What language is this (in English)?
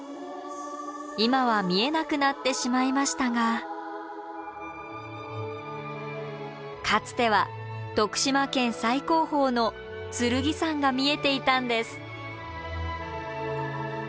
Japanese